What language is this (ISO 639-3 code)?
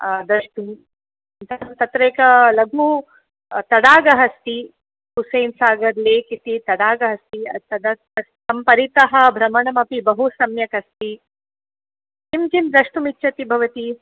san